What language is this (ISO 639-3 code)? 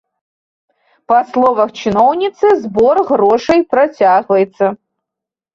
bel